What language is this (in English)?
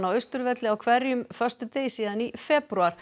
Icelandic